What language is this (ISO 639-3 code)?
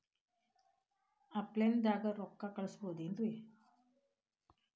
kan